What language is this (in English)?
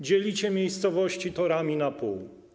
Polish